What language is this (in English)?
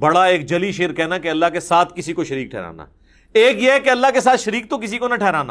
Urdu